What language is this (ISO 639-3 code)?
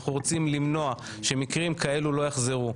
heb